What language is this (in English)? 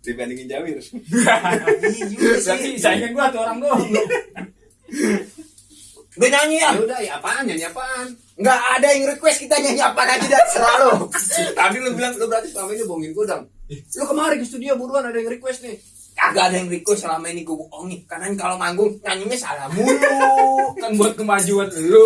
Indonesian